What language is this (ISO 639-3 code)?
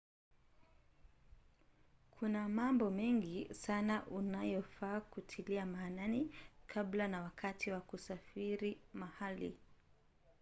swa